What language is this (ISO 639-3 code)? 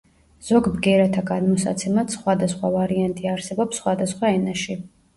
kat